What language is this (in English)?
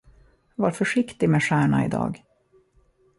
Swedish